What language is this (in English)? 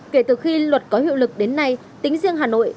Vietnamese